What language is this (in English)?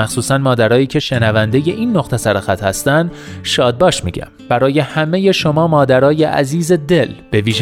Persian